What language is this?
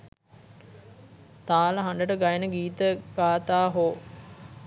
Sinhala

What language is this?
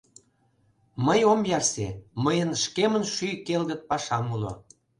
Mari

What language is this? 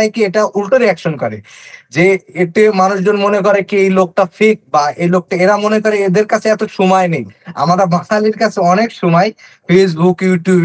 Bangla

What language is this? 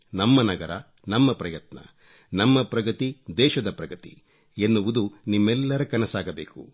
Kannada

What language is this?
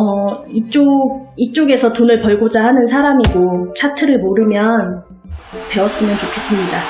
Korean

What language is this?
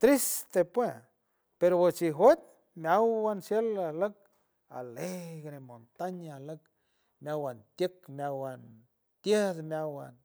San Francisco Del Mar Huave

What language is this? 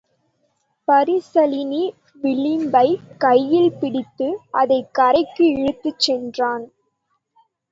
Tamil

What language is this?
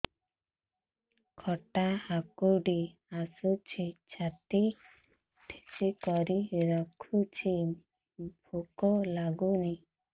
Odia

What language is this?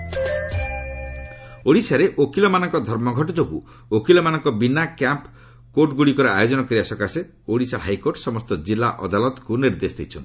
Odia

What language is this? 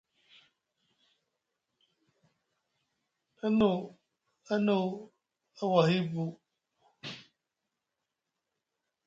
Musgu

